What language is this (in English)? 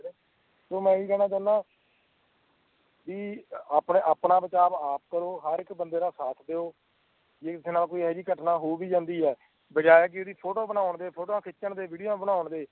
Punjabi